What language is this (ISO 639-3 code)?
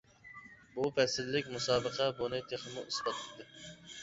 uig